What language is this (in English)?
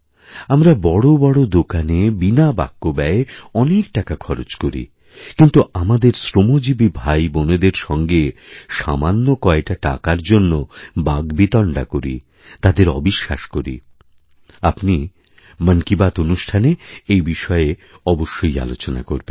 Bangla